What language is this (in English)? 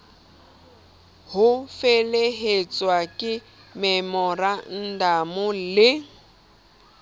Southern Sotho